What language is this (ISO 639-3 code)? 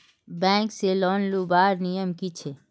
mag